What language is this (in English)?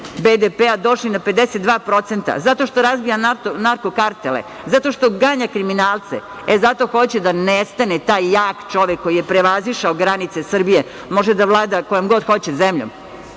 Serbian